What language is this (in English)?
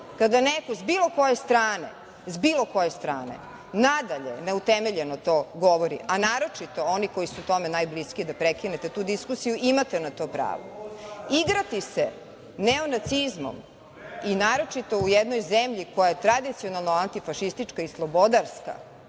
Serbian